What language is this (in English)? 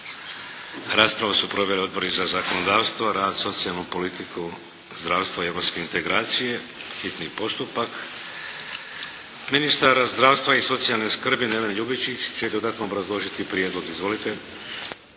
Croatian